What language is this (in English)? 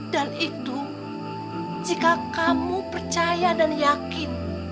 Indonesian